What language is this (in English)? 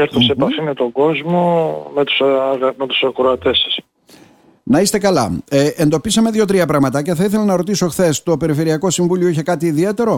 Greek